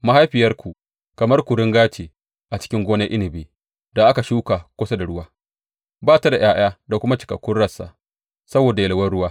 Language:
Hausa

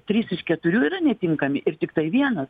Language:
Lithuanian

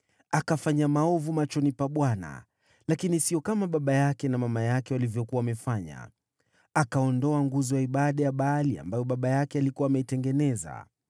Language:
Swahili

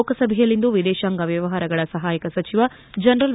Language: Kannada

